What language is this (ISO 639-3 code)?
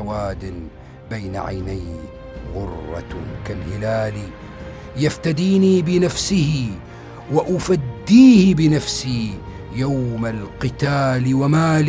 ara